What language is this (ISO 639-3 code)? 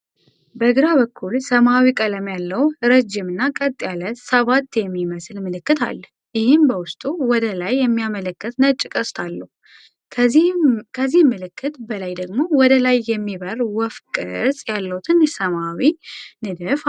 amh